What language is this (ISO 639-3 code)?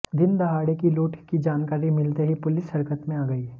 hin